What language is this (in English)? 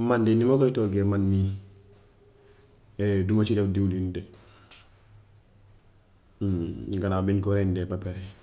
Gambian Wolof